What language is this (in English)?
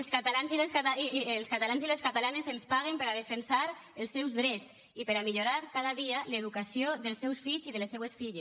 Catalan